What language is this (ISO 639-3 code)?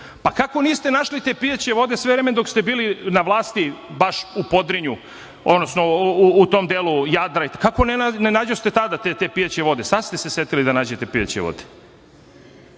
srp